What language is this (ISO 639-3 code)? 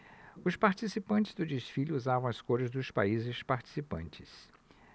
por